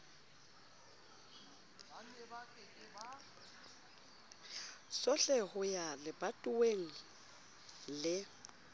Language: Southern Sotho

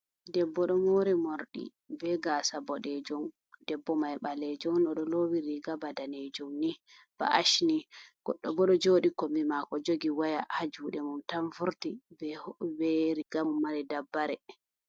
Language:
Fula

